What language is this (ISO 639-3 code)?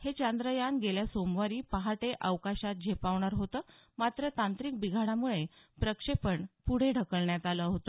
mar